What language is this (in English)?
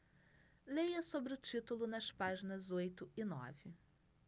Portuguese